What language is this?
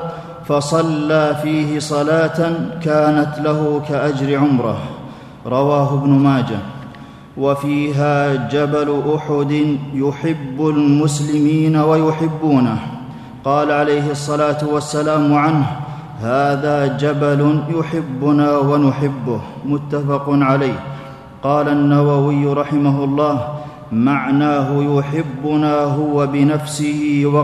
Arabic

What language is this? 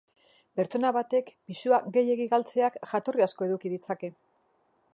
Basque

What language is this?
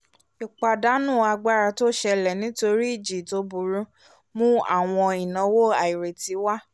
Yoruba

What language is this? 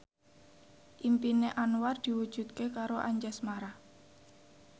Javanese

